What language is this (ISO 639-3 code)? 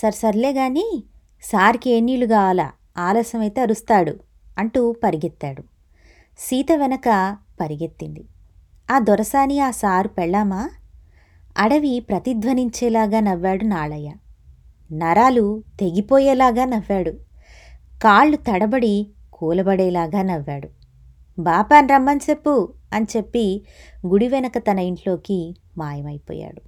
tel